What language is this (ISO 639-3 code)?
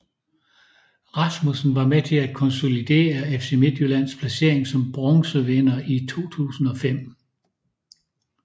dan